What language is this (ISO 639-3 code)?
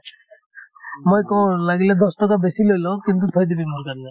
asm